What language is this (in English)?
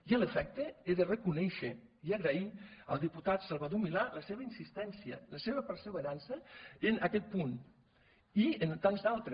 Catalan